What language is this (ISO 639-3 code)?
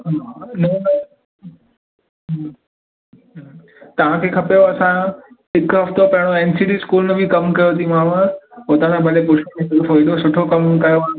snd